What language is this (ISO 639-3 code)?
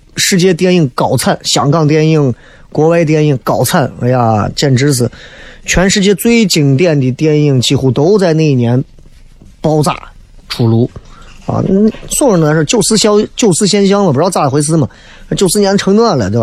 zho